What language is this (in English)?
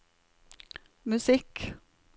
Norwegian